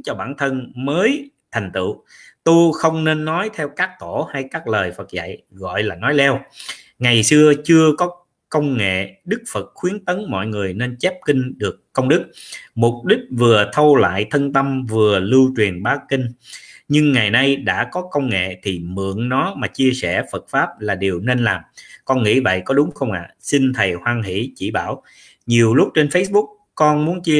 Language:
Vietnamese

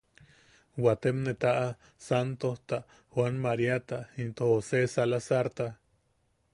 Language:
Yaqui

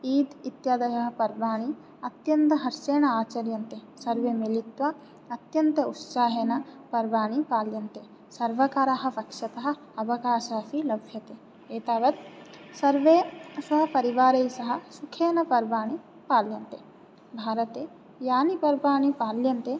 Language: Sanskrit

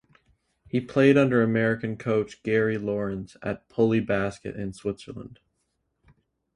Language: English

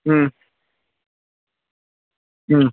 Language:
Malayalam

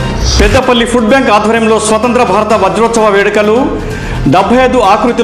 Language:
Hindi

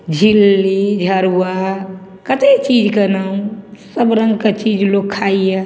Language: Maithili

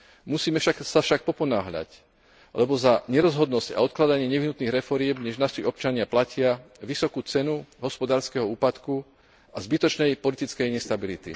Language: Slovak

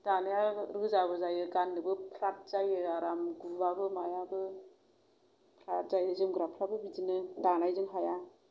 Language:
Bodo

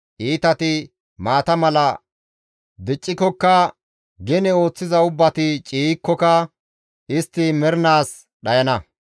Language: Gamo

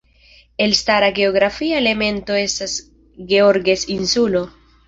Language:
Esperanto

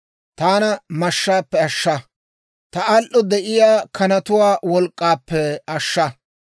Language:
Dawro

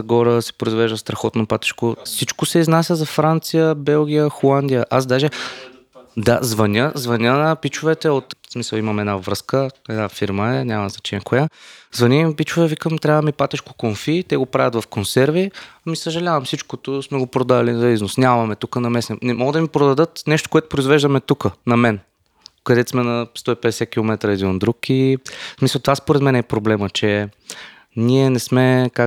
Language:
Bulgarian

